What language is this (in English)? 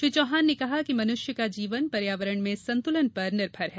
Hindi